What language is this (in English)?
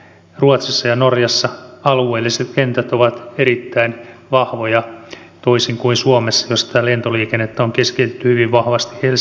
Finnish